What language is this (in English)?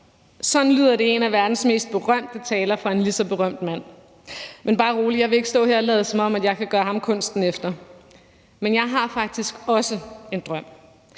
Danish